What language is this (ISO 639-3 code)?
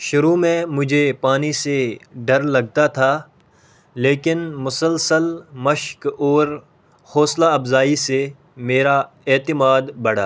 urd